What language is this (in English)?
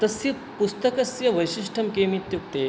Sanskrit